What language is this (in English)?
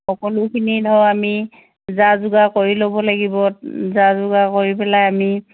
Assamese